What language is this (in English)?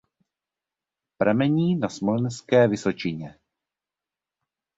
Czech